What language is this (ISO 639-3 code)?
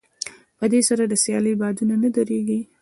pus